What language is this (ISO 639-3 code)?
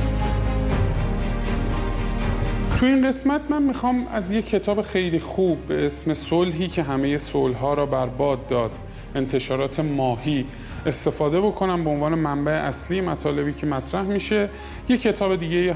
fas